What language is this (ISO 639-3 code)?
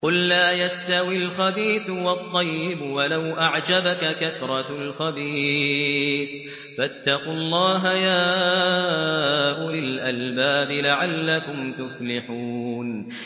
ara